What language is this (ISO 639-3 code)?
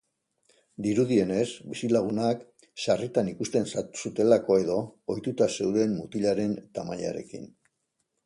eus